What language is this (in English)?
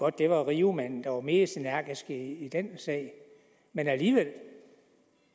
Danish